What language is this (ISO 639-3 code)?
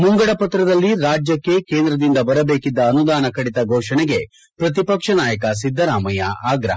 kan